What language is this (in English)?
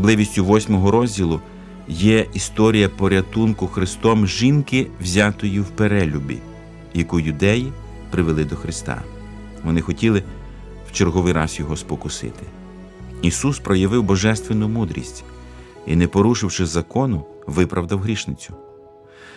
Ukrainian